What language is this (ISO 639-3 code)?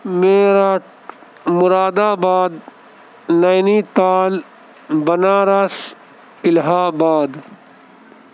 urd